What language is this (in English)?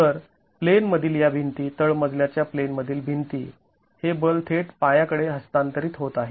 Marathi